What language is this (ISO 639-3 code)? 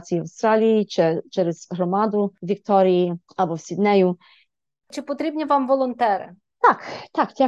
ukr